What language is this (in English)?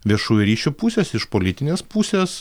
Lithuanian